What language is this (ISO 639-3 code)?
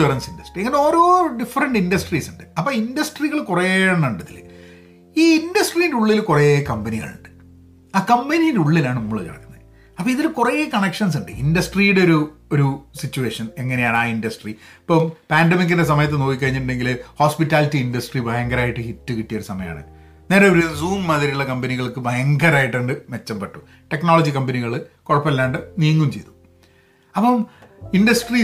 mal